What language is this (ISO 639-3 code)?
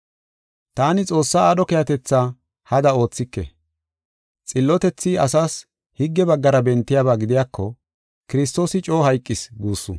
gof